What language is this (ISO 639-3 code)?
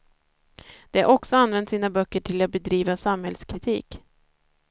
swe